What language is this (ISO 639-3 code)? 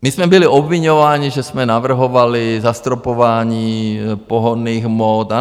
ces